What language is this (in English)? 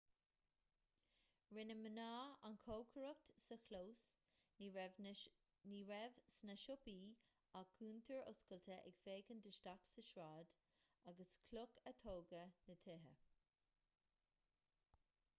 Irish